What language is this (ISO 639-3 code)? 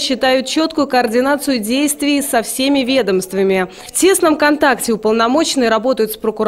rus